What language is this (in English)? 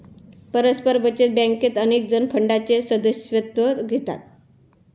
Marathi